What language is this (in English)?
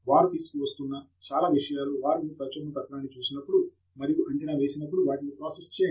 Telugu